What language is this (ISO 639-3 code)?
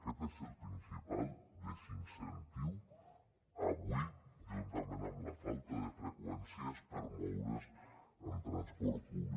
cat